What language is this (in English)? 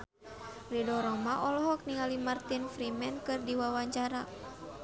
Sundanese